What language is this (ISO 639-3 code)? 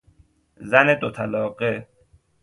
fas